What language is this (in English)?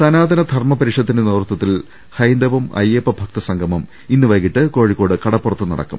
Malayalam